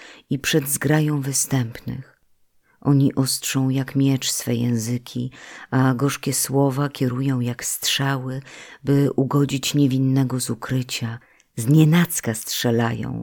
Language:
Polish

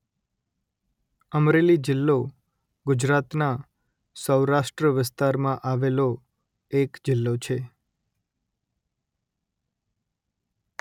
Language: Gujarati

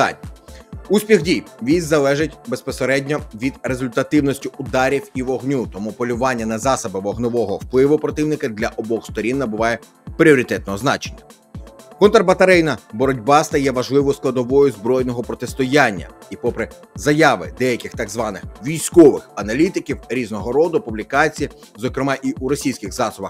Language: Ukrainian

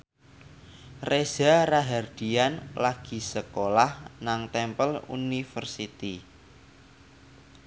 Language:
Javanese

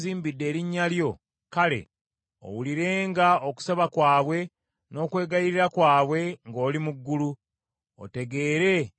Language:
Ganda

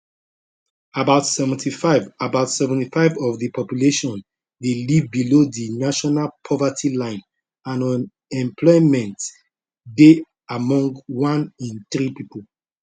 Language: Nigerian Pidgin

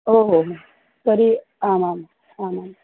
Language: Sanskrit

